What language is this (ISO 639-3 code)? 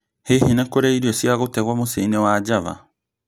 kik